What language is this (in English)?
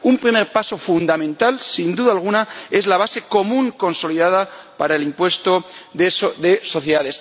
Spanish